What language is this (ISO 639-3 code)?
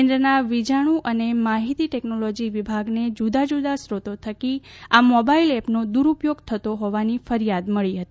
guj